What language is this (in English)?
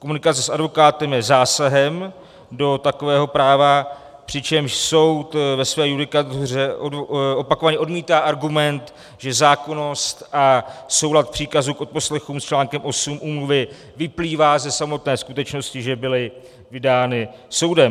Czech